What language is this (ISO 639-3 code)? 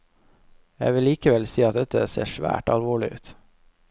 nor